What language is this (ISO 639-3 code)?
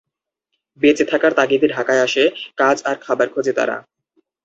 ben